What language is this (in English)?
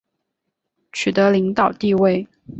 Chinese